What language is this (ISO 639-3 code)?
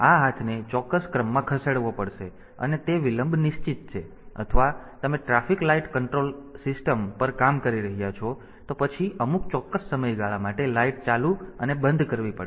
guj